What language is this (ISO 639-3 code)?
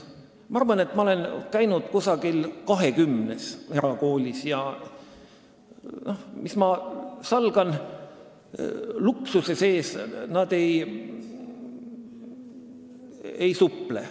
est